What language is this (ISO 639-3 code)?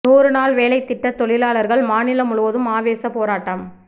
tam